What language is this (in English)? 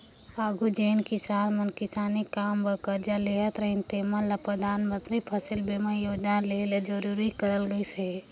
Chhattisgarhi